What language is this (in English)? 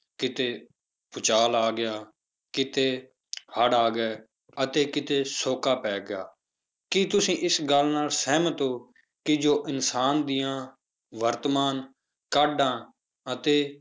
Punjabi